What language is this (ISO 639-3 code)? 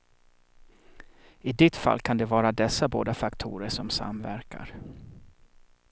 swe